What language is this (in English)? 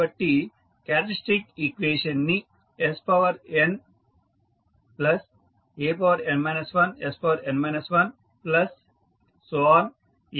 Telugu